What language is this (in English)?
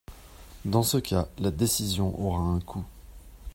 French